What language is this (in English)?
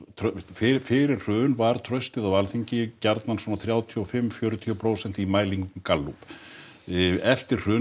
Icelandic